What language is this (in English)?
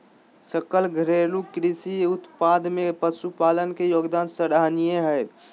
Magahi